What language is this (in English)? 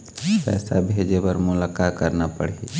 Chhattisgarhi